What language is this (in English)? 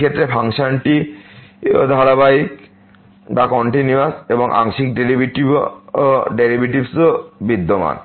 Bangla